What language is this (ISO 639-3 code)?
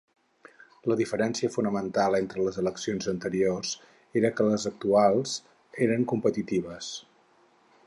cat